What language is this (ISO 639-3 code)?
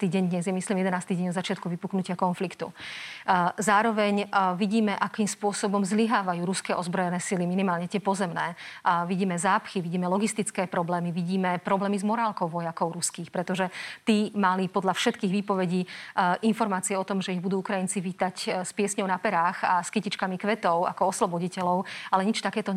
slk